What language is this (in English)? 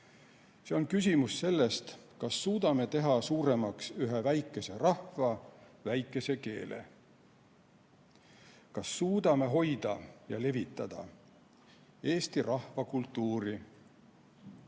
Estonian